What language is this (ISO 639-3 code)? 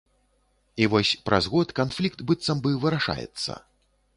bel